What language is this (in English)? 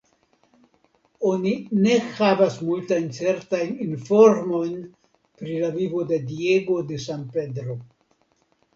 Esperanto